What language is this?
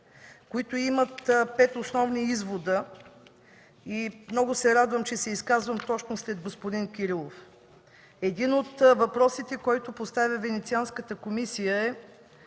Bulgarian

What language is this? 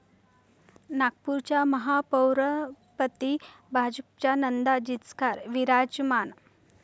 Marathi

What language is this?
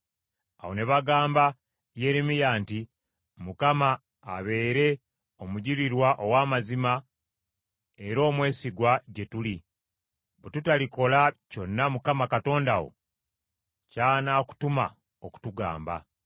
Ganda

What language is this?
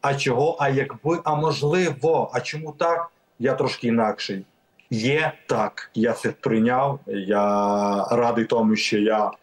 Ukrainian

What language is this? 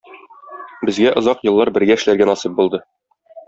Tatar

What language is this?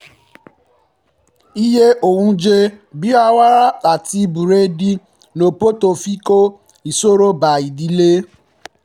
Yoruba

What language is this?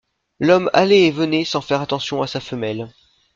French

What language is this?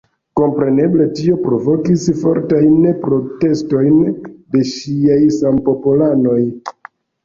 Esperanto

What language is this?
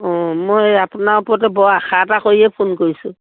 Assamese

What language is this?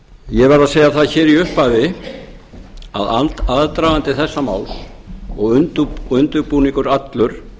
Icelandic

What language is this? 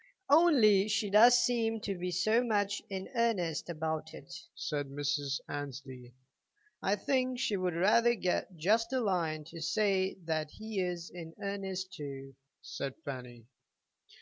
English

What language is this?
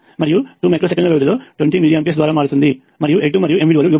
Telugu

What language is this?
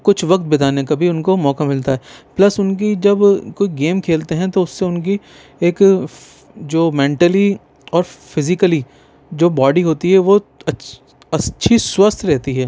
Urdu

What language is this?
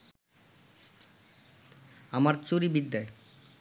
Bangla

